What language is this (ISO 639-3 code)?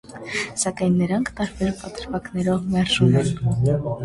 hye